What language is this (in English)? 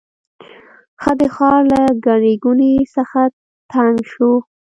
Pashto